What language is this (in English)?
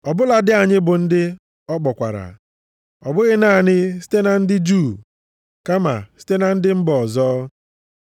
Igbo